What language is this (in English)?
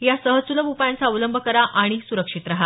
Marathi